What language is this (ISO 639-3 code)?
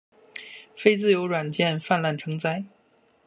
zho